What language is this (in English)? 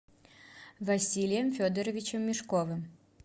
Russian